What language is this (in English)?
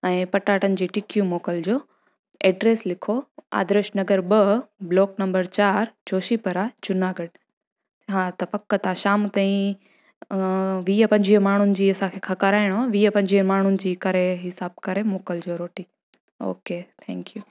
Sindhi